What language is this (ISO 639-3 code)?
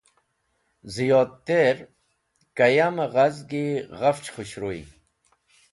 wbl